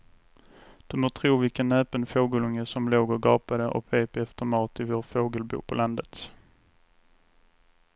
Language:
Swedish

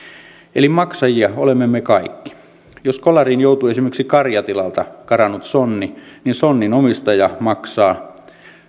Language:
Finnish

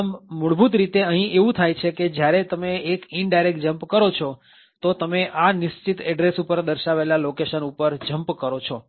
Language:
Gujarati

